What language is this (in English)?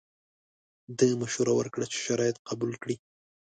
Pashto